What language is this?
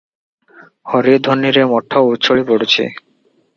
Odia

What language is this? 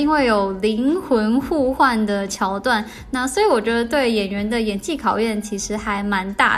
Chinese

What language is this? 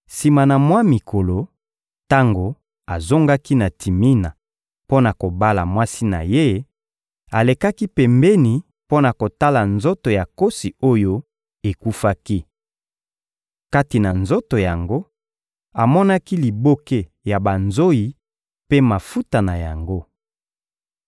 Lingala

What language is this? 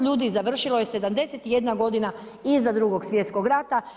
Croatian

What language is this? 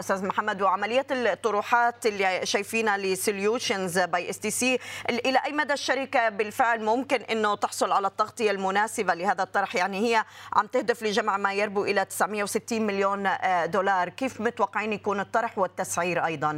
Arabic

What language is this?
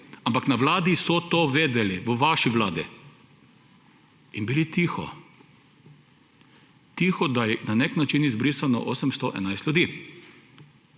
Slovenian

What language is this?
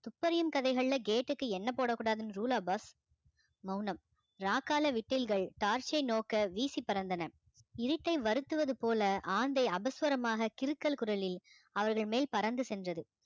Tamil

